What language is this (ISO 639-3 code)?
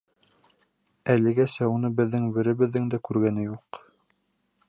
bak